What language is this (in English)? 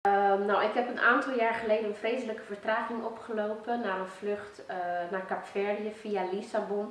Dutch